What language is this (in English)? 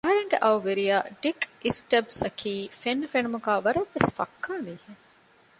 Divehi